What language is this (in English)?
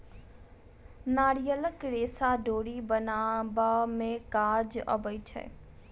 Maithili